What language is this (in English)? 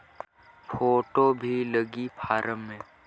Chhattisgarhi